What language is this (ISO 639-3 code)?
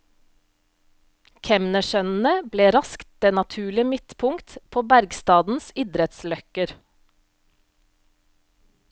nor